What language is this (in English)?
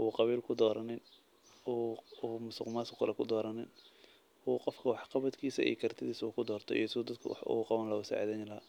Somali